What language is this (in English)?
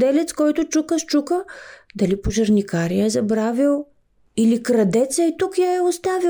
Bulgarian